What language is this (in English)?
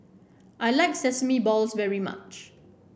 English